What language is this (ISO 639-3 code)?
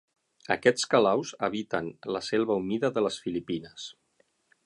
cat